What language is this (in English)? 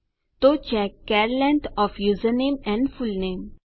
Gujarati